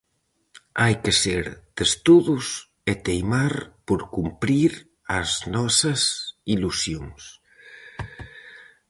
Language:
Galician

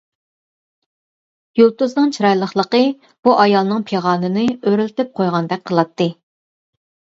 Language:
Uyghur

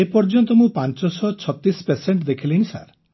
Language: Odia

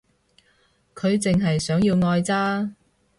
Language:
Cantonese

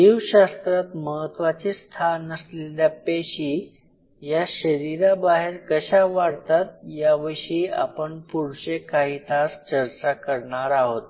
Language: Marathi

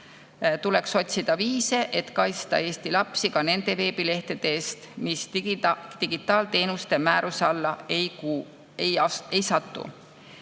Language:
Estonian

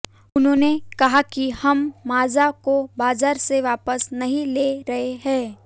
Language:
Hindi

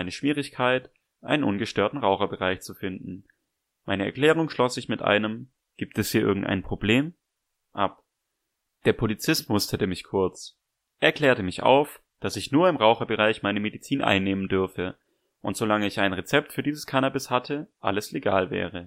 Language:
German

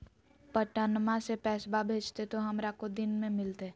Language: Magahi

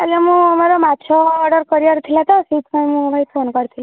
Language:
Odia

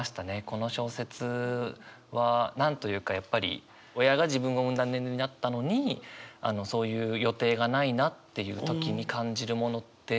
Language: Japanese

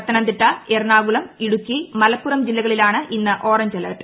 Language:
Malayalam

